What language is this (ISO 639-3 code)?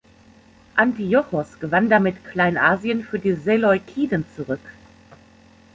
deu